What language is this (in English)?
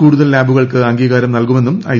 Malayalam